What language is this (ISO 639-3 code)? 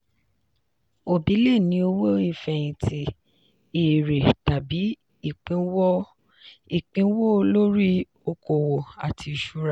yor